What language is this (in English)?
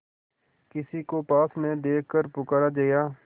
Hindi